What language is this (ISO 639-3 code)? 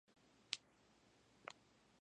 kat